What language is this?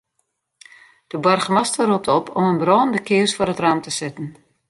Western Frisian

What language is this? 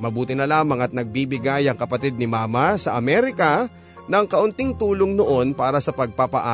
Filipino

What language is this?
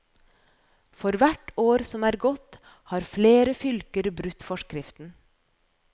Norwegian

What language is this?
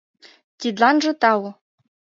Mari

